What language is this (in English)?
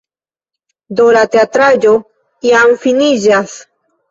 Esperanto